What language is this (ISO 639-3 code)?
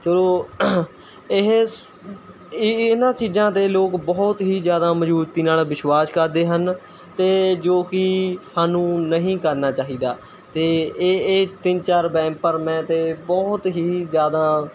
pan